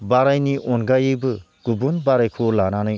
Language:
Bodo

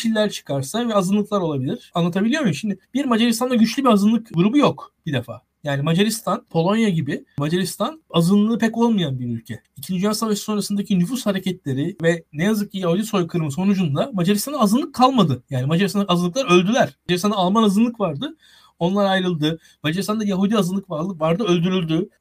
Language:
Turkish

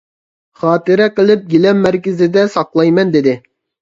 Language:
Uyghur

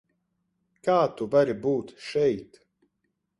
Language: Latvian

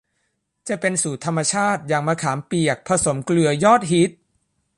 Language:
Thai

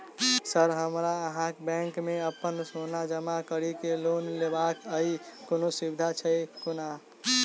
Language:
Maithili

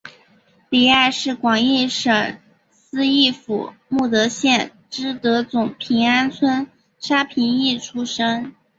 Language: Chinese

